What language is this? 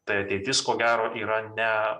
Lithuanian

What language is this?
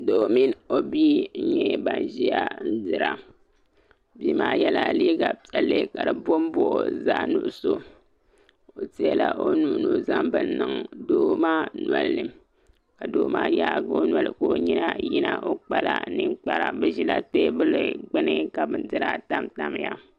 Dagbani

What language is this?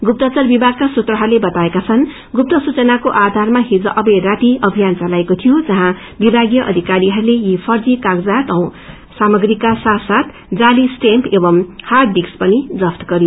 Nepali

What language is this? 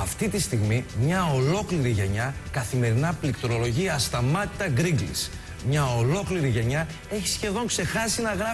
Greek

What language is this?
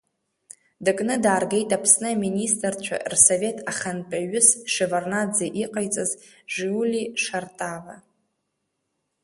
Abkhazian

